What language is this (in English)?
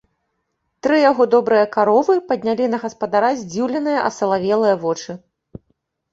Belarusian